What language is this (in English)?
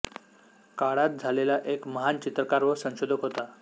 Marathi